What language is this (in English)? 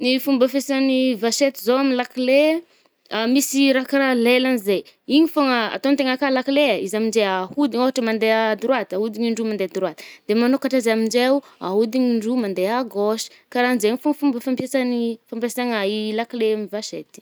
Northern Betsimisaraka Malagasy